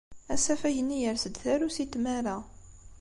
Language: Kabyle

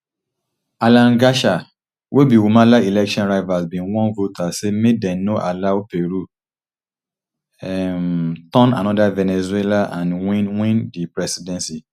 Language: Nigerian Pidgin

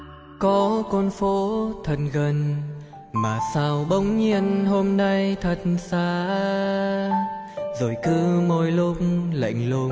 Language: Vietnamese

